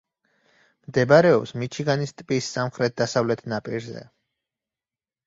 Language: Georgian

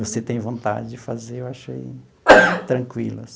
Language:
Portuguese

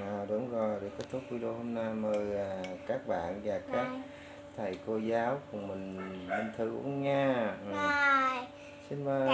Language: Vietnamese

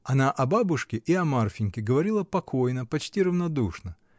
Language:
Russian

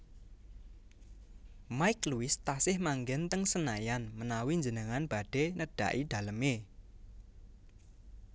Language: Javanese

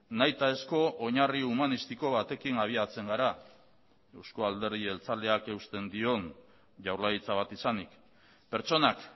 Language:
Basque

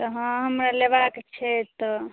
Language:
Maithili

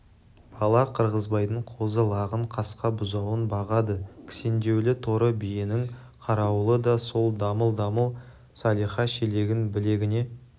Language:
Kazakh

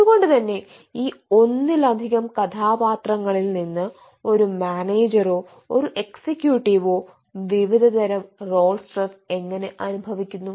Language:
Malayalam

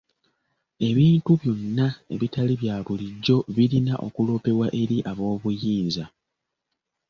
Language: Ganda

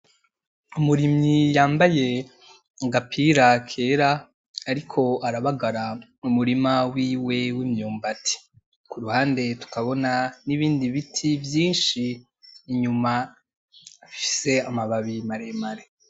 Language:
Rundi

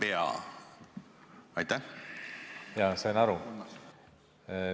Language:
Estonian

